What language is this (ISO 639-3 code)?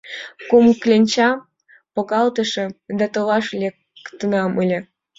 chm